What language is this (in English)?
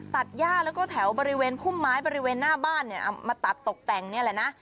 Thai